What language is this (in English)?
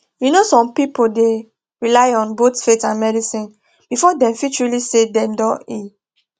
Nigerian Pidgin